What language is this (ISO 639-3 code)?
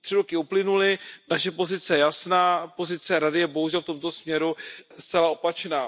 ces